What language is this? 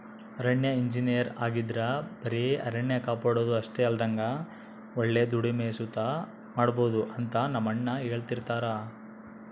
Kannada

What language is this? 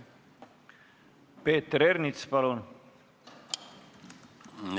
Estonian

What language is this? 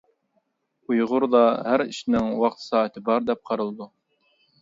Uyghur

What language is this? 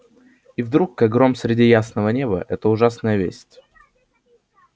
Russian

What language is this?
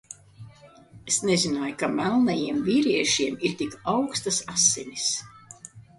Latvian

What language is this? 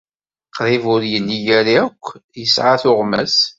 Kabyle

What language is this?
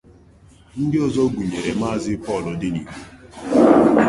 Igbo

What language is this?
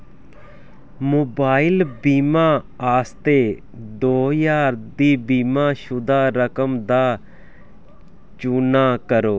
Dogri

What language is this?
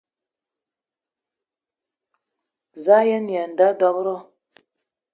Eton (Cameroon)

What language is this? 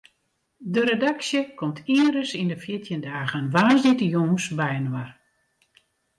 Western Frisian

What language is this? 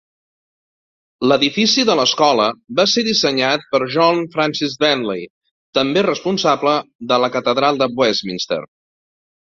Catalan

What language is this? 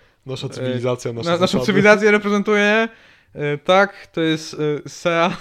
Polish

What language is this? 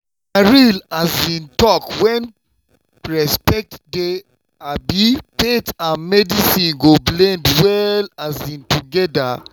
Nigerian Pidgin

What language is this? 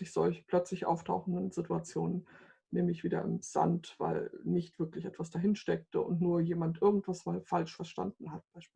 German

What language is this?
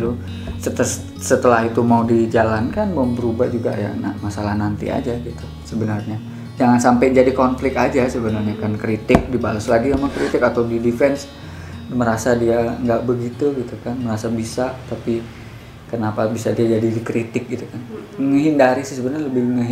Indonesian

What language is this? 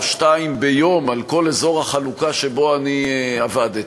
Hebrew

